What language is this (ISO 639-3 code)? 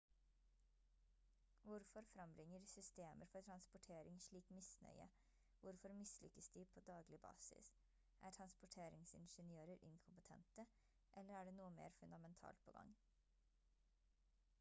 nob